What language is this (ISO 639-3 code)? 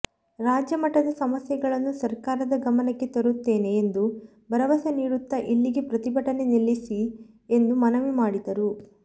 kan